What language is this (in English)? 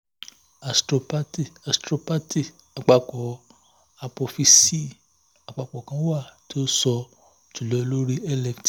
Yoruba